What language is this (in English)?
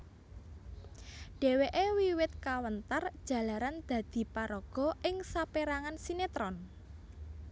Javanese